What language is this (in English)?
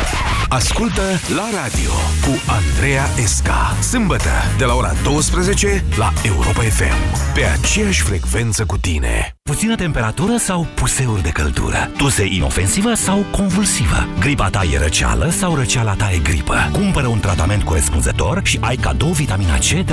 Romanian